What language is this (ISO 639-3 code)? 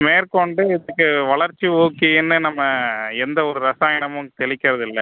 tam